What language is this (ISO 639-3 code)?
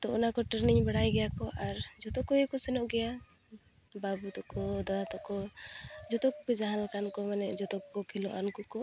sat